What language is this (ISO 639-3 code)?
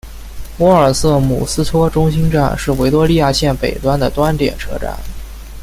zho